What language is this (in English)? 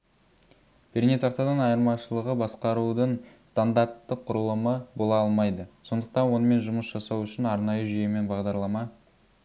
Kazakh